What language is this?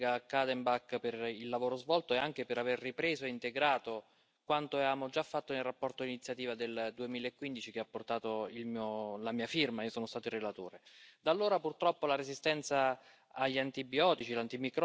French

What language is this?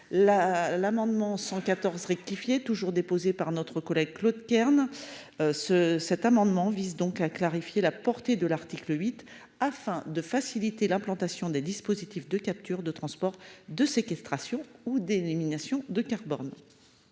French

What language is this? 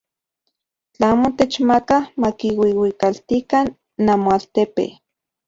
Central Puebla Nahuatl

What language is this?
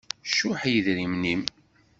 Kabyle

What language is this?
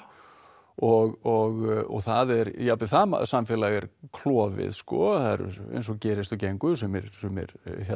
Icelandic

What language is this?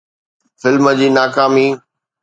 Sindhi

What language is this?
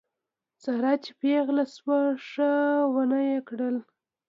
Pashto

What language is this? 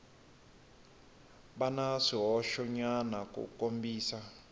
Tsonga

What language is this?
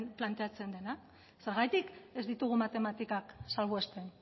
Basque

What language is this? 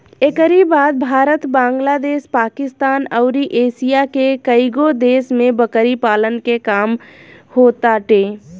Bhojpuri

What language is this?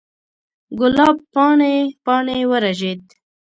Pashto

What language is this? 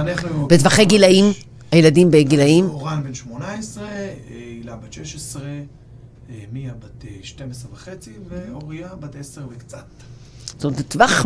Hebrew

